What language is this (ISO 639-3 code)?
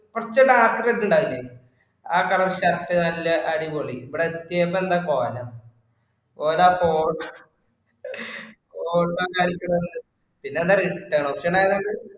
mal